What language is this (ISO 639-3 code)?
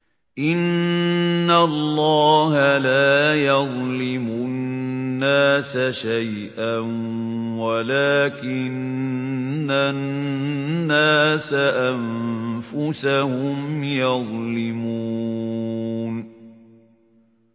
ara